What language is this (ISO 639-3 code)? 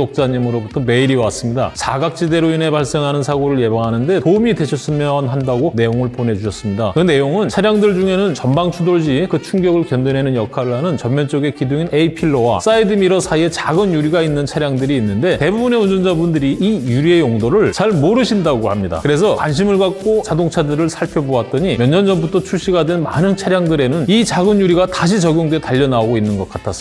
kor